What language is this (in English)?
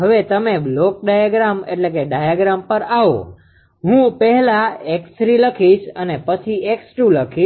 Gujarati